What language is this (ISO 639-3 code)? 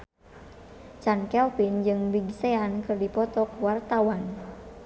sun